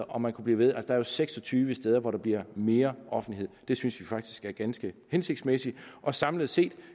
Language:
Danish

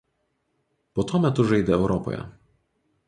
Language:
Lithuanian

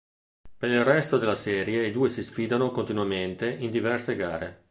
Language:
Italian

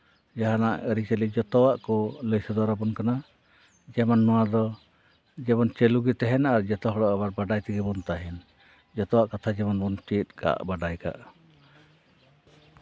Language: Santali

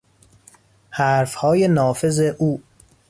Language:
Persian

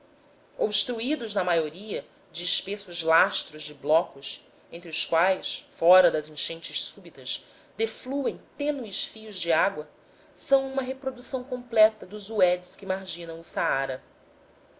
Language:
Portuguese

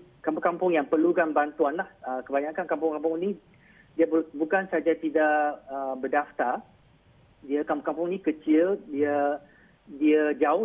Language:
Malay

